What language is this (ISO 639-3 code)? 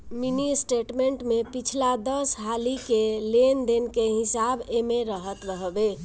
bho